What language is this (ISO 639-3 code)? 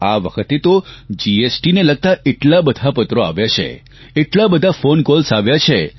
guj